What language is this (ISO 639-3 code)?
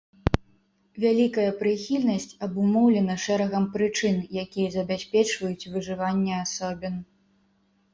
bel